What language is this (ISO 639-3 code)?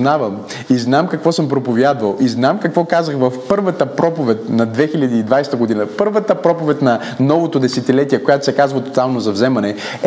bul